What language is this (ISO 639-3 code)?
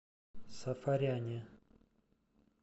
rus